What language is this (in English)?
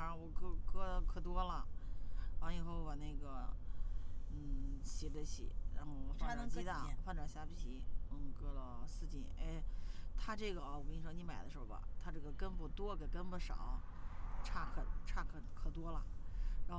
Chinese